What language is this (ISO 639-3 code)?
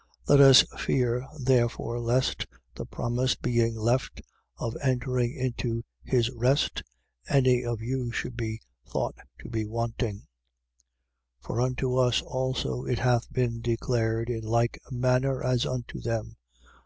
eng